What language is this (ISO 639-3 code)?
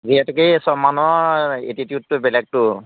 asm